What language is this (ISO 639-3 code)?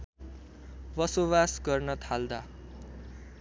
nep